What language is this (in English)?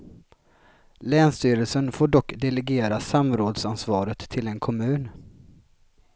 Swedish